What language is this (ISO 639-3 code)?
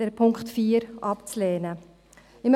gsw